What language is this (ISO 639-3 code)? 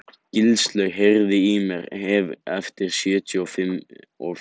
isl